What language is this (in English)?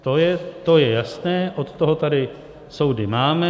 Czech